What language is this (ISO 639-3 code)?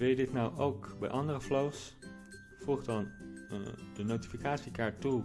nld